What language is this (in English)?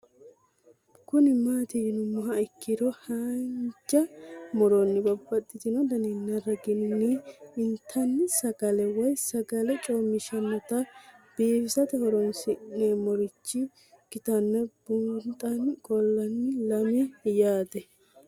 Sidamo